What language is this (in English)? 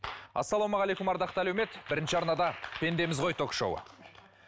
Kazakh